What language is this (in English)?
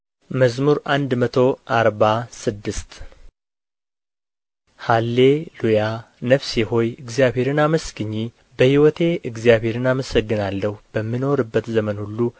Amharic